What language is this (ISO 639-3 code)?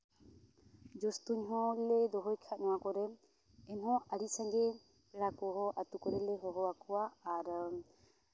sat